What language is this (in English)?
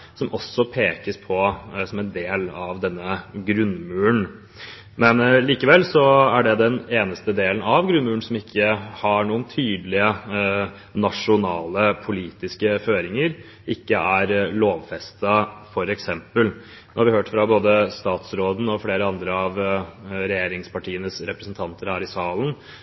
Norwegian Bokmål